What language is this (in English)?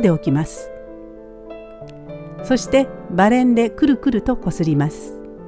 Japanese